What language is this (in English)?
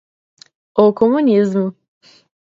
Portuguese